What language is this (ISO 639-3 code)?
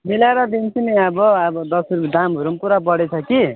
nep